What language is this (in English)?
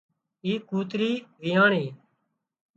Wadiyara Koli